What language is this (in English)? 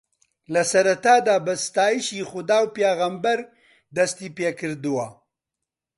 Central Kurdish